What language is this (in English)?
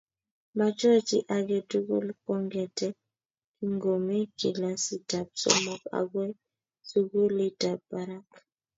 Kalenjin